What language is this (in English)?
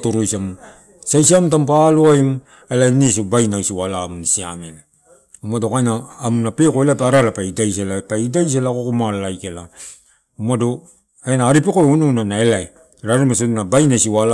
Torau